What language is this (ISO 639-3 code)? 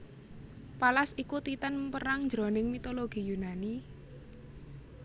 jav